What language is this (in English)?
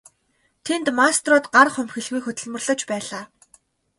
Mongolian